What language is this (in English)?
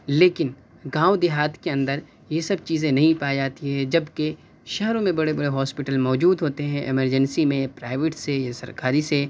Urdu